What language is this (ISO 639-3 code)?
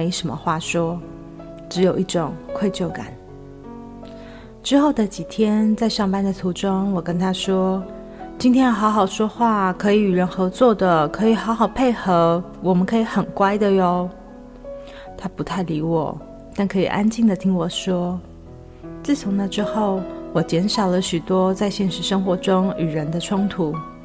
zho